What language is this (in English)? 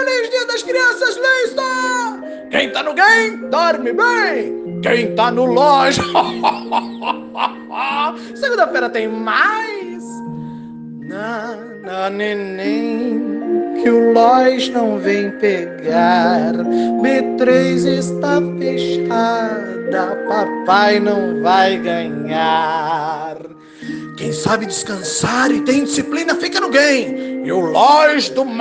Portuguese